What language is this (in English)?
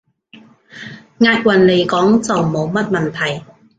Cantonese